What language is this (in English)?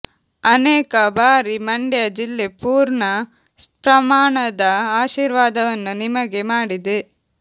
Kannada